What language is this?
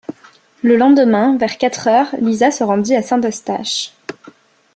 French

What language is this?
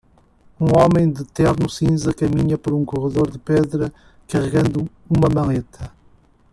Portuguese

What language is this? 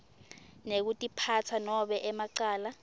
Swati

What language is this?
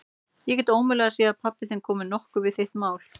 Icelandic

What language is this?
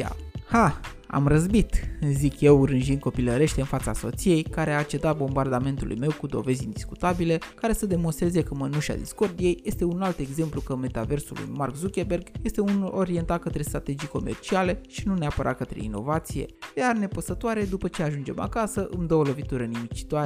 Romanian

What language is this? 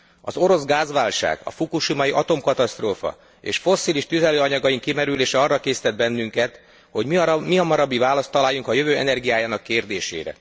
Hungarian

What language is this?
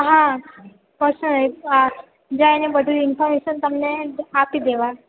Gujarati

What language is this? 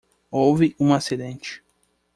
Portuguese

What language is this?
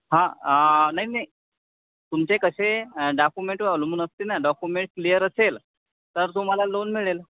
Marathi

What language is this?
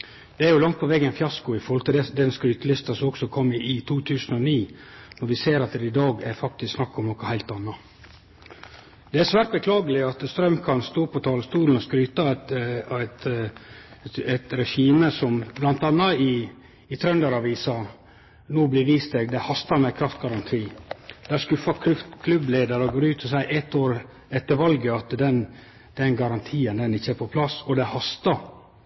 Norwegian Nynorsk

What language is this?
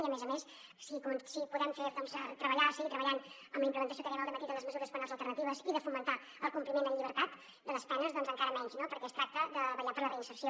Catalan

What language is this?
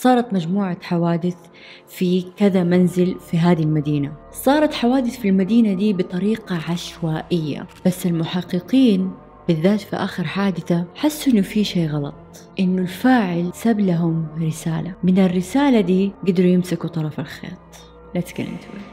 Arabic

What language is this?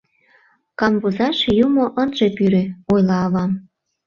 Mari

